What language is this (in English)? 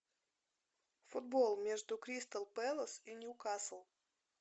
Russian